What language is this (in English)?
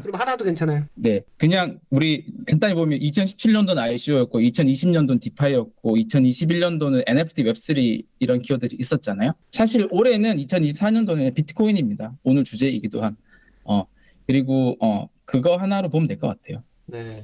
Korean